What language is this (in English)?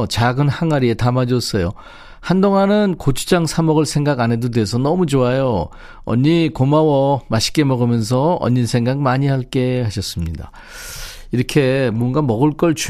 Korean